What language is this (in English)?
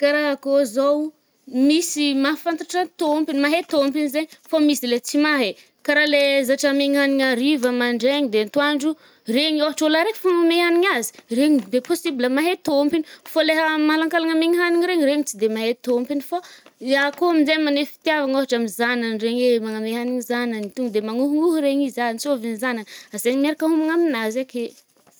Northern Betsimisaraka Malagasy